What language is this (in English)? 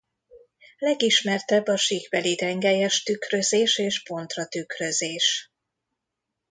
Hungarian